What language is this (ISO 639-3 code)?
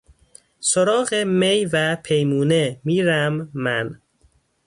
fas